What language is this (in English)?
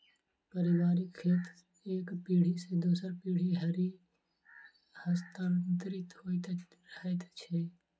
Maithili